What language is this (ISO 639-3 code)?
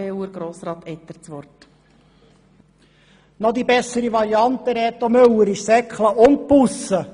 gsw